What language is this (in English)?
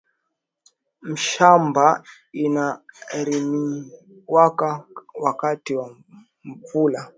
Swahili